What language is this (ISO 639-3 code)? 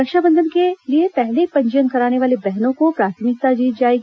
hin